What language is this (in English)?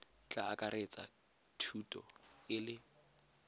Tswana